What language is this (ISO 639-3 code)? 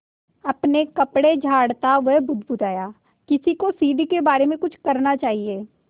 hin